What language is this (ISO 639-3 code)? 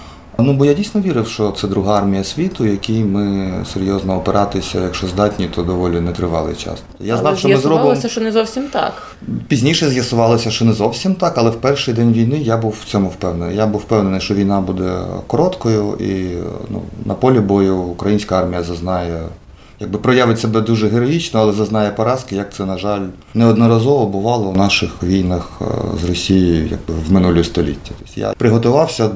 ukr